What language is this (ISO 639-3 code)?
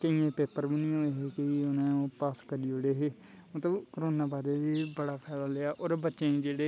doi